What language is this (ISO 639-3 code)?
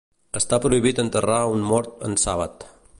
cat